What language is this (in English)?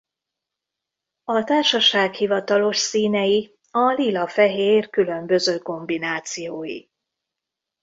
Hungarian